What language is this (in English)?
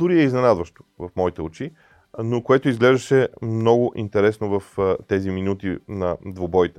Bulgarian